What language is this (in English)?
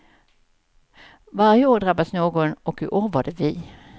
Swedish